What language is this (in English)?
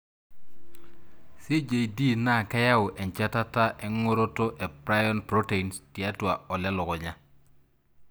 Masai